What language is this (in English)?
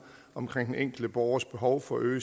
Danish